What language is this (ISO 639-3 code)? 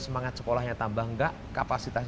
ind